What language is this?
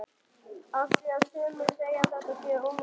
Icelandic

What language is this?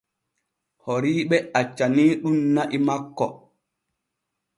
Borgu Fulfulde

